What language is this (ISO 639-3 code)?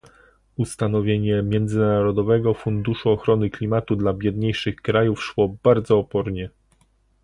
pol